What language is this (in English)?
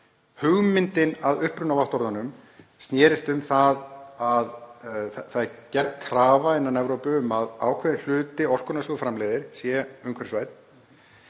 Icelandic